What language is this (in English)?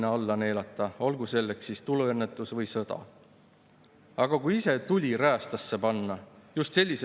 Estonian